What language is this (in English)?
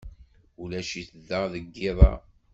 Kabyle